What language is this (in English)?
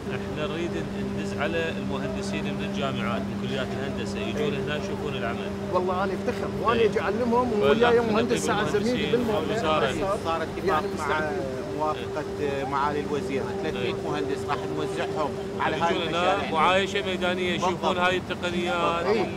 Arabic